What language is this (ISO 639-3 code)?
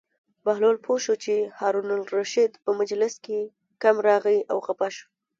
pus